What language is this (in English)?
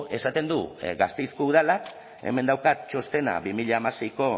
Basque